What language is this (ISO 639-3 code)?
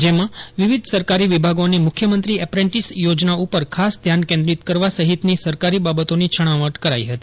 guj